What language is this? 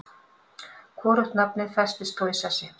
Icelandic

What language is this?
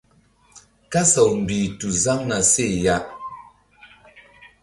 Mbum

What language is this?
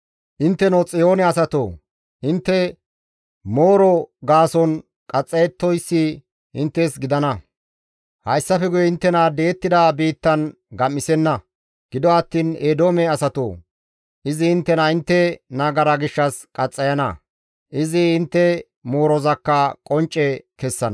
Gamo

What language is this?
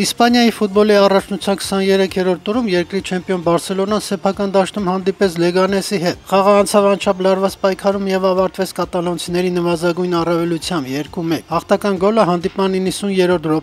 Turkish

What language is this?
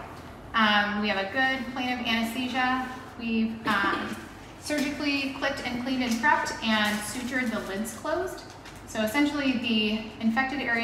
English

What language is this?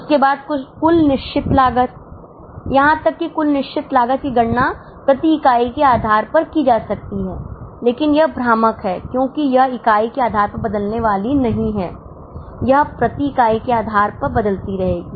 Hindi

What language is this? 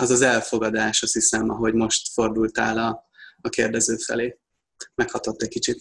Hungarian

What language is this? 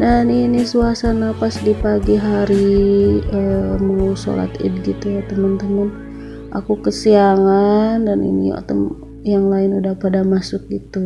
Indonesian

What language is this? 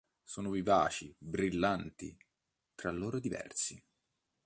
Italian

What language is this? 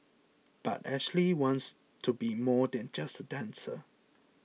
English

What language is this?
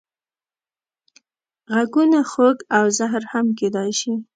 Pashto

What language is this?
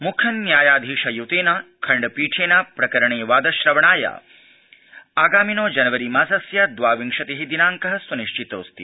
Sanskrit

